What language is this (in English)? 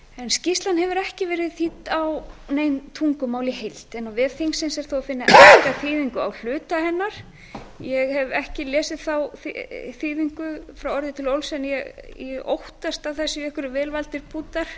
Icelandic